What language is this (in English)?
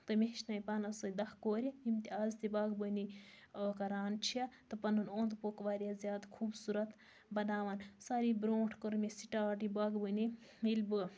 Kashmiri